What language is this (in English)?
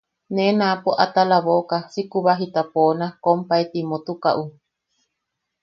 Yaqui